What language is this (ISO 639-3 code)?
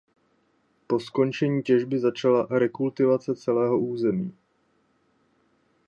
ces